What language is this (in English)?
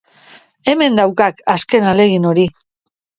Basque